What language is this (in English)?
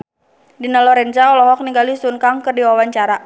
Sundanese